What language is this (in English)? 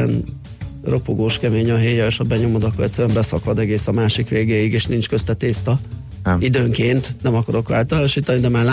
Hungarian